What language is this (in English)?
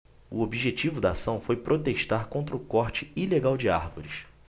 Portuguese